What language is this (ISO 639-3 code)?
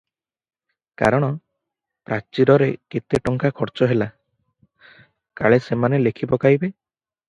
ori